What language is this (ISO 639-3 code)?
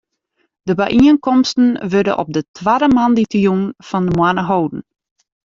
fry